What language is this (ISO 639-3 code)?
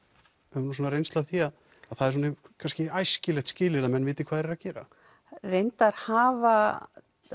isl